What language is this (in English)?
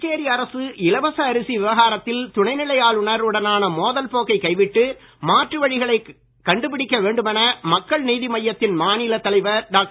Tamil